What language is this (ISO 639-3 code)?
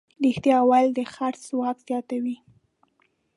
pus